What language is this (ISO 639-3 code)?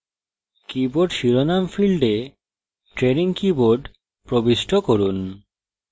ben